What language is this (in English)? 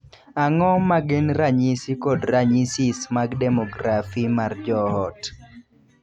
Luo (Kenya and Tanzania)